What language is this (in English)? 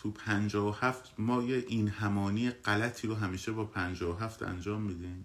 Persian